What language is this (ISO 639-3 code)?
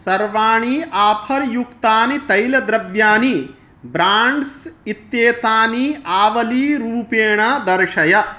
san